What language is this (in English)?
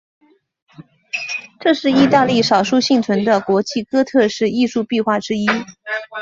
Chinese